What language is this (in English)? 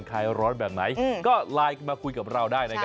Thai